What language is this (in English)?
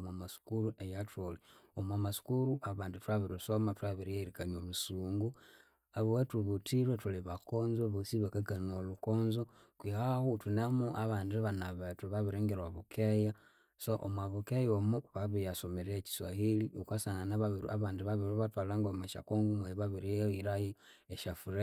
Konzo